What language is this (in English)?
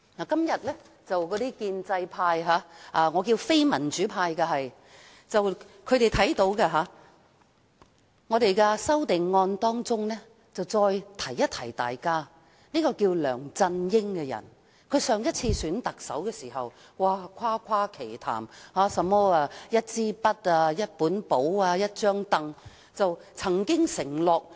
Cantonese